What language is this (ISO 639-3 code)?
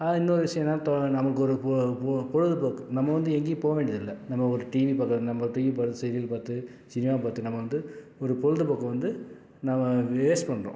tam